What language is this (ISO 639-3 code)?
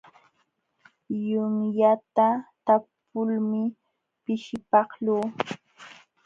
qxw